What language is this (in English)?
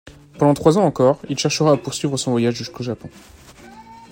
French